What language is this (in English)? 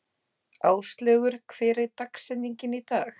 Icelandic